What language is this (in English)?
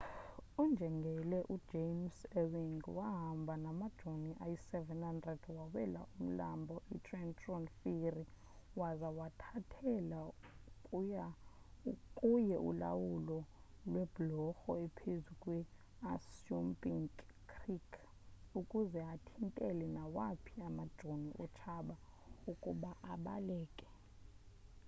Xhosa